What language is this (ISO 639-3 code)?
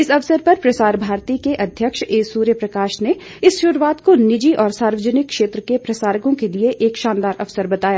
hin